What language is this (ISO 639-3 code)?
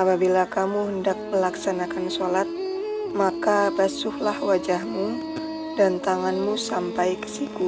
ind